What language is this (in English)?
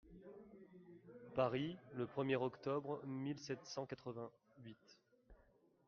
French